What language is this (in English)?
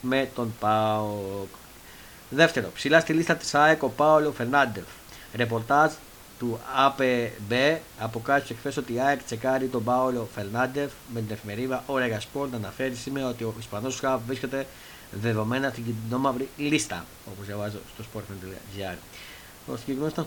Greek